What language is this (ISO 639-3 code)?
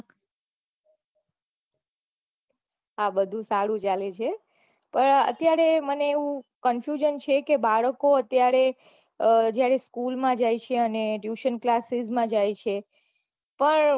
guj